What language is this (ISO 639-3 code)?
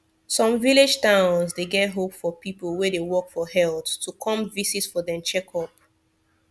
pcm